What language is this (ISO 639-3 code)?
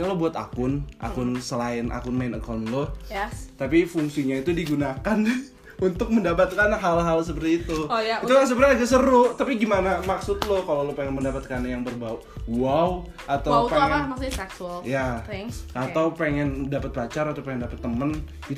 ind